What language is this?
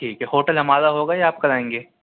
Urdu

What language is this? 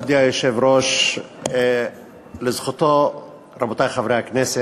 Hebrew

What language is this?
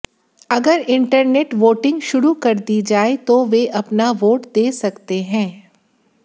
Hindi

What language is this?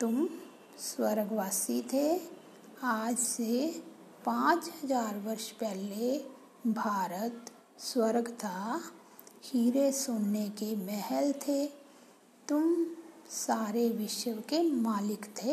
Hindi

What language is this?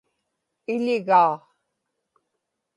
Inupiaq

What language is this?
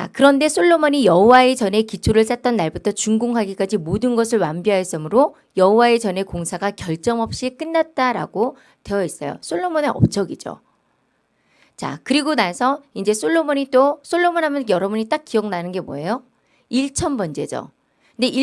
Korean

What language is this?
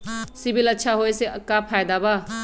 Magahi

